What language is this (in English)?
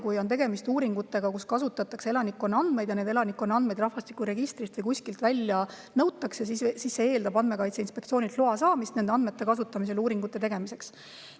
Estonian